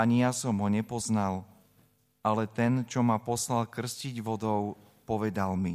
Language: Slovak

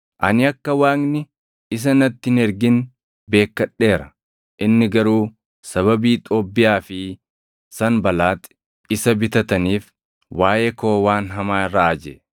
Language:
Oromo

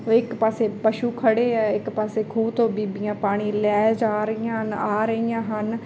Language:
Punjabi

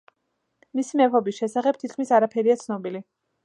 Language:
Georgian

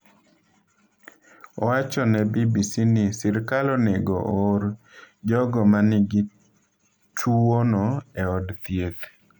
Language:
Luo (Kenya and Tanzania)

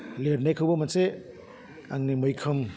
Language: Bodo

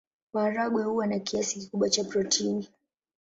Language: Swahili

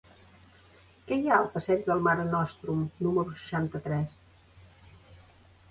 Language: Catalan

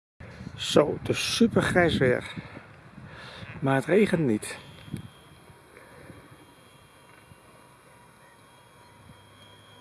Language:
Dutch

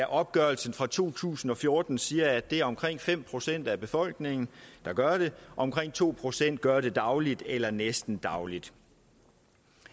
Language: Danish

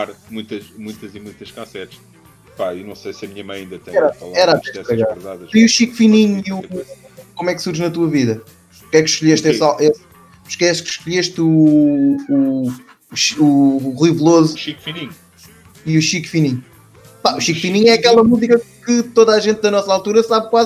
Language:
Portuguese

